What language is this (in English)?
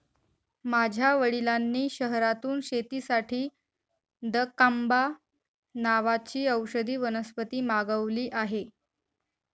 Marathi